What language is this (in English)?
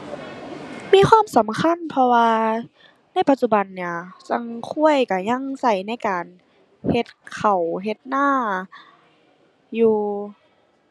Thai